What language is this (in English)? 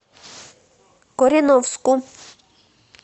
Russian